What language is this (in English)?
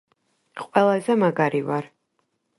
Georgian